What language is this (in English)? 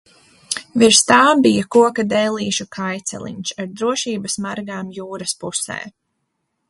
Latvian